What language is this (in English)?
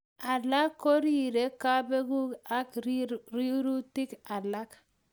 Kalenjin